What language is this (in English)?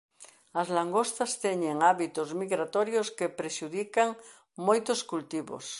Galician